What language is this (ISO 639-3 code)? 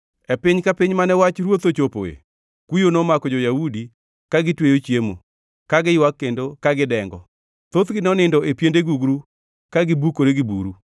luo